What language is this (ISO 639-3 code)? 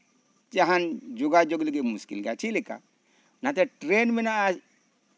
sat